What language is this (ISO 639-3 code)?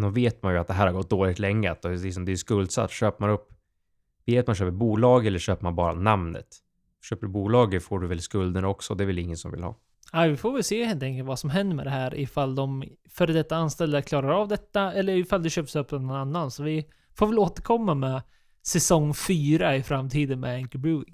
swe